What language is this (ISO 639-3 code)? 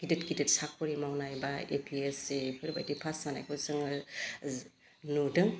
brx